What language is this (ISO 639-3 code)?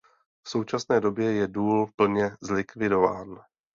ces